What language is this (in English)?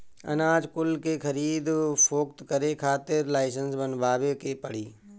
Bhojpuri